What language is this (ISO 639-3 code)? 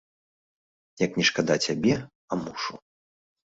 bel